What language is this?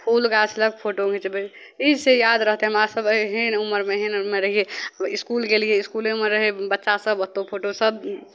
Maithili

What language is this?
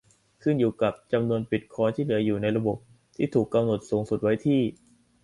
Thai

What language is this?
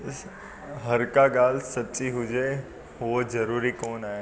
Sindhi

